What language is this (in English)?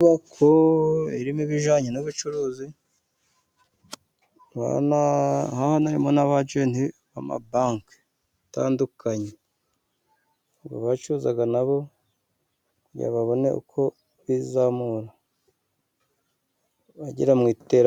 Kinyarwanda